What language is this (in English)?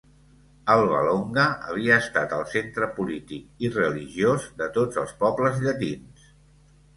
Catalan